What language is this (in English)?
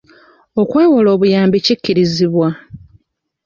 Ganda